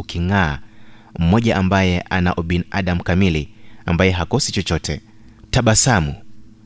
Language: Swahili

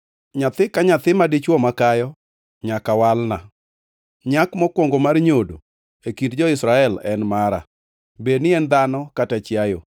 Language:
Luo (Kenya and Tanzania)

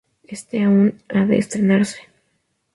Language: Spanish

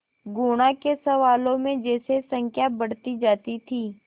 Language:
Hindi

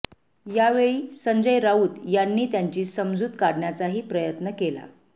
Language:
Marathi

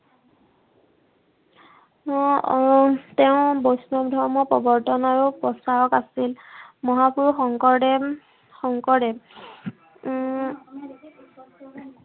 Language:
Assamese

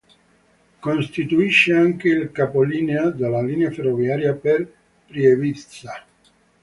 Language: Italian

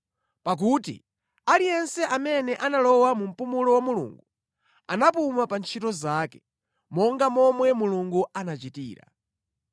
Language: Nyanja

